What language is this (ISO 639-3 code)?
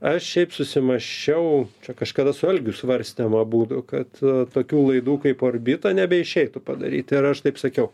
lit